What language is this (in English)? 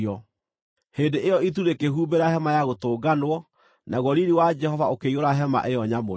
Kikuyu